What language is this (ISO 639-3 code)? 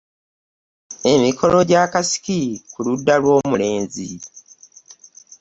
lug